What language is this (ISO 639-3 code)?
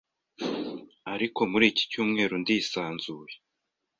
kin